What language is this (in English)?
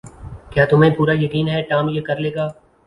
Urdu